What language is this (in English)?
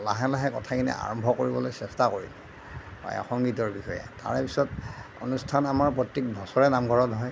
Assamese